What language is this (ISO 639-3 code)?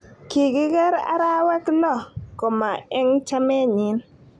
kln